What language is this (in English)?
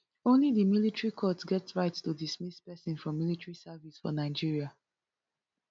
Nigerian Pidgin